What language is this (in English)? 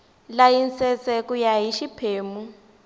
Tsonga